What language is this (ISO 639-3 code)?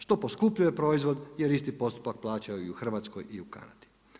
hrv